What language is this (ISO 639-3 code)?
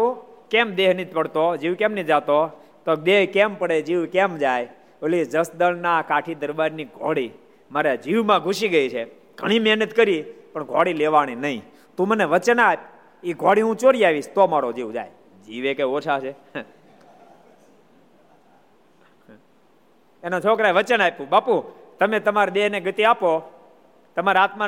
guj